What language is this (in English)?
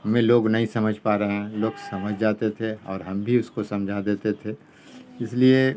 Urdu